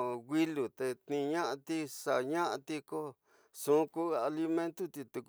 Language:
Tidaá Mixtec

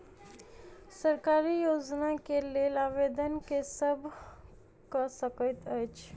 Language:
Maithili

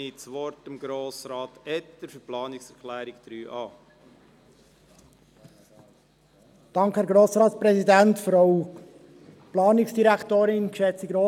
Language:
Swiss German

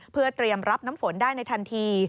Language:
Thai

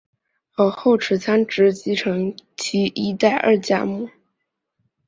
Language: Chinese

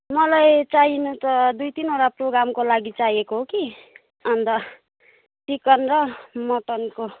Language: Nepali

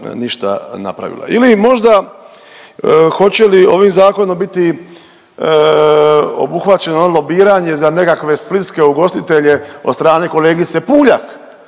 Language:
Croatian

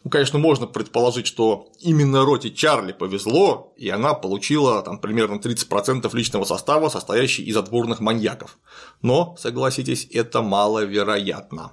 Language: Russian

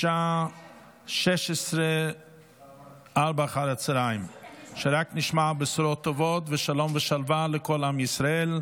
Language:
Hebrew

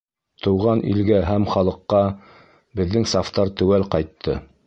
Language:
Bashkir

